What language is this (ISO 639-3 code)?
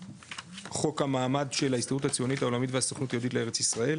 heb